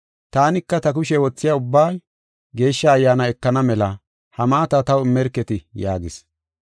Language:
Gofa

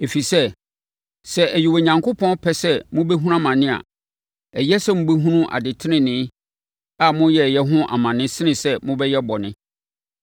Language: Akan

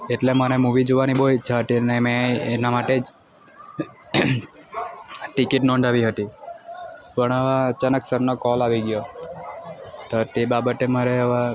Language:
Gujarati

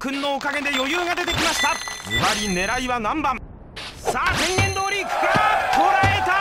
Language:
Japanese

